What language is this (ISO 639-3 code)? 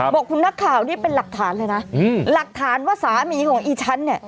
tha